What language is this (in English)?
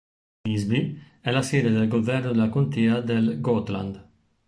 Italian